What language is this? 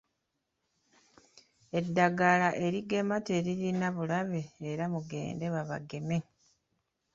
Ganda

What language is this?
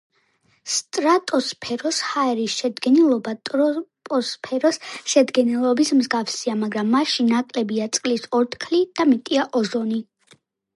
Georgian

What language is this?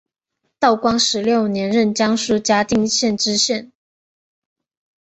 Chinese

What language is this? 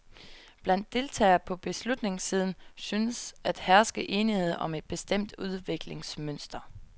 Danish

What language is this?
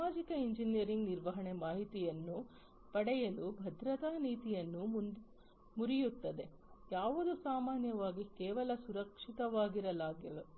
Kannada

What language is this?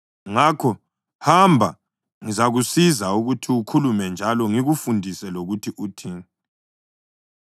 North Ndebele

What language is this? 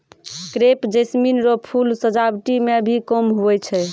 Maithili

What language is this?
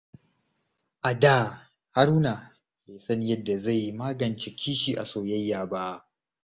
Hausa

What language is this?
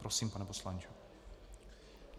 Czech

